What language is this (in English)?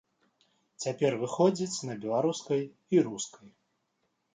Belarusian